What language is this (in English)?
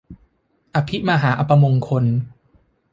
Thai